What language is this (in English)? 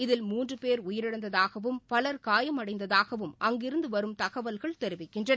Tamil